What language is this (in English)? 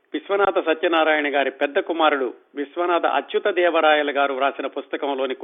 Telugu